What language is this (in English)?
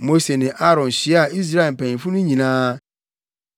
Akan